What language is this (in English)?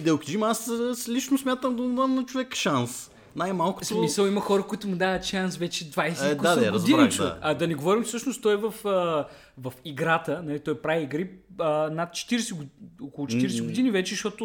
Bulgarian